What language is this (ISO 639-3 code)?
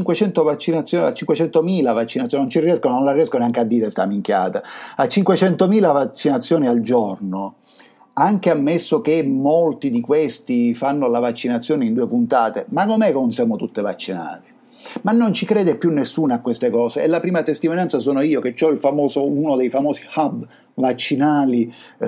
ita